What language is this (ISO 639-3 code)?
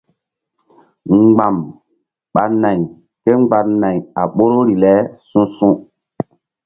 mdd